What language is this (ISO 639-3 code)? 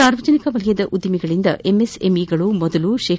kan